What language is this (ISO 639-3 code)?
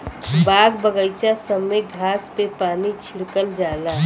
bho